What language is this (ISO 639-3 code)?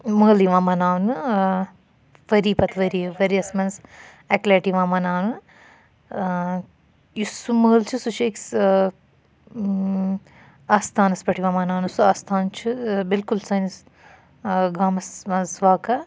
kas